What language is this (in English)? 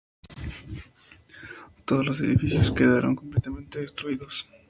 Spanish